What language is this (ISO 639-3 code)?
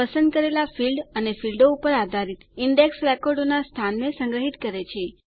guj